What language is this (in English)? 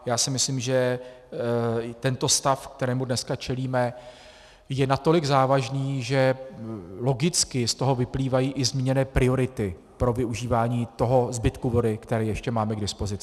Czech